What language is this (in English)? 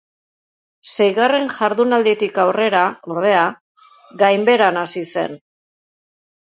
Basque